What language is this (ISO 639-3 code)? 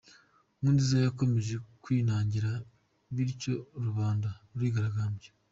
kin